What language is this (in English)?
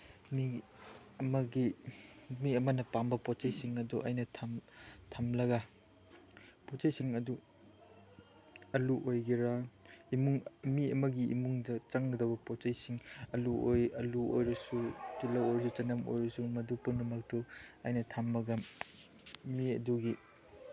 Manipuri